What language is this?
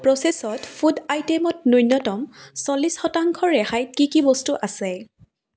Assamese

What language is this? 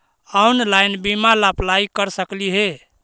Magahi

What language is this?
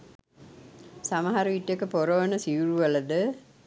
Sinhala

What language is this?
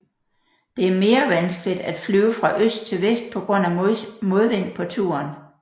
Danish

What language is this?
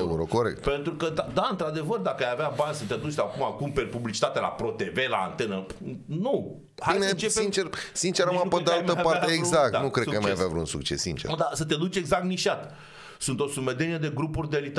Romanian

